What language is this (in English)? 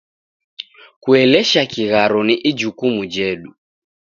Taita